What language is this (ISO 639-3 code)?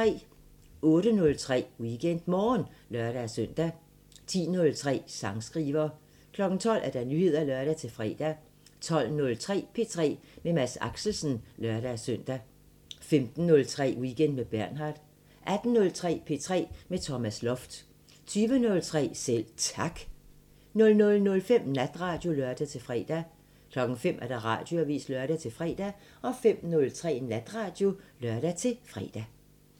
dan